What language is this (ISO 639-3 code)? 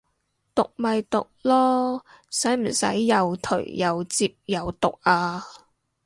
yue